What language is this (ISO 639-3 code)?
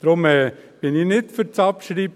gsw